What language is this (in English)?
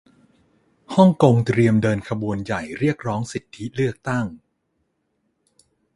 Thai